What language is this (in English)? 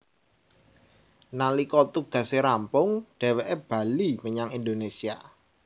Javanese